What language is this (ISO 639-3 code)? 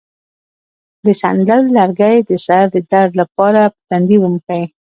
pus